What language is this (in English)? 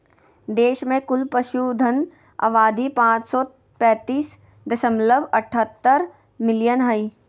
Magahi